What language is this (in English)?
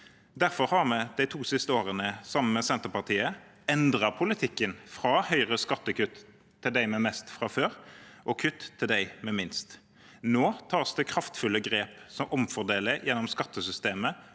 Norwegian